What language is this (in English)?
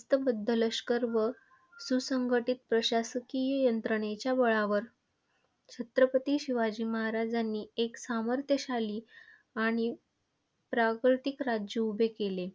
Marathi